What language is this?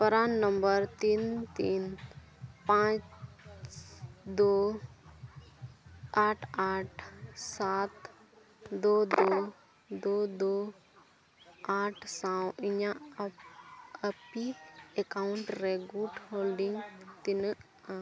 Santali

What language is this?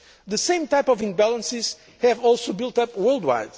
English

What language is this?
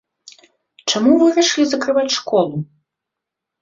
Belarusian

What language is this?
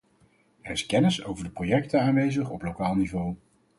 Dutch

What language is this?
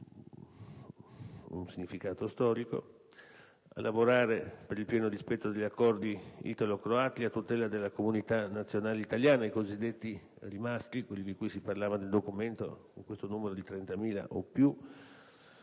Italian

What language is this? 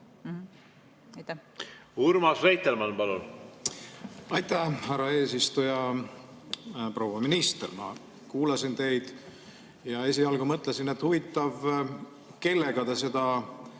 Estonian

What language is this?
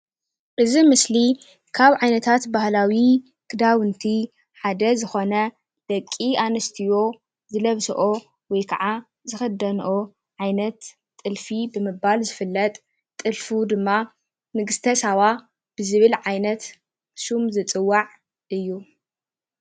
Tigrinya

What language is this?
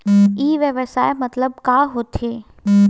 Chhattisgarhi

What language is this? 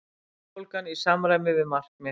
Icelandic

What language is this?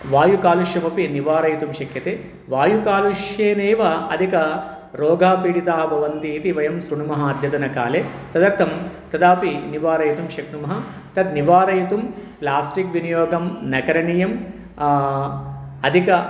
Sanskrit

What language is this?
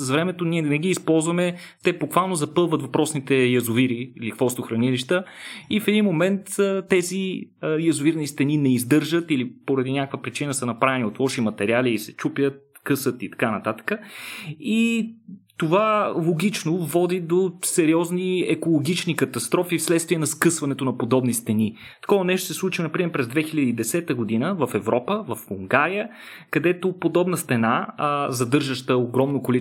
Bulgarian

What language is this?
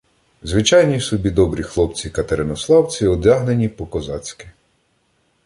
Ukrainian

